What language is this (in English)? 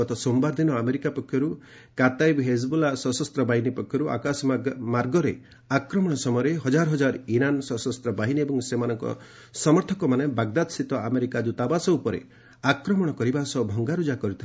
Odia